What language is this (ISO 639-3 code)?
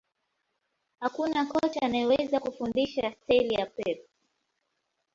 swa